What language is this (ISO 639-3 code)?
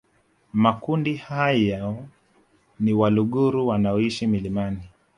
swa